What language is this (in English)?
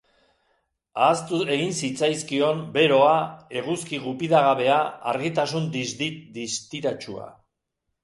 Basque